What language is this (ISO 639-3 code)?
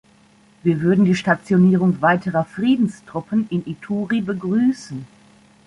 deu